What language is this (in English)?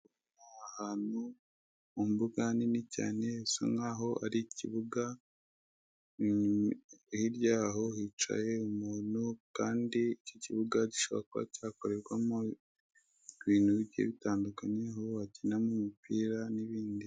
Kinyarwanda